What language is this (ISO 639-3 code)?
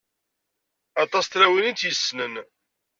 kab